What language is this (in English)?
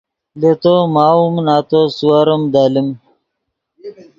Yidgha